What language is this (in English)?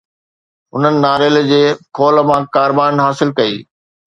Sindhi